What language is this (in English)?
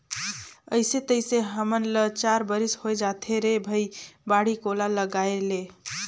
Chhattisgarhi